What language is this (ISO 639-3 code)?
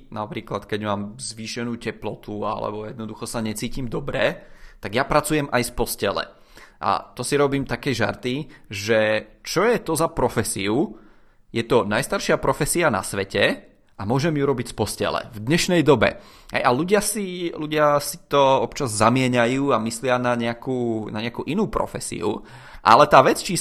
ces